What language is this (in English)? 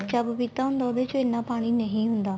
Punjabi